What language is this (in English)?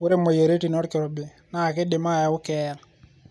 Masai